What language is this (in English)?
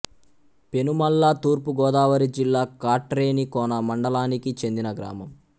Telugu